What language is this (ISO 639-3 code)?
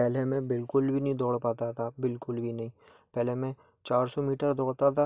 hin